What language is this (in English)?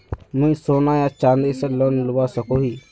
Magahi